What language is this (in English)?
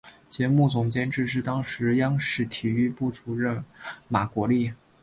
Chinese